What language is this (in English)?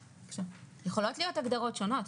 Hebrew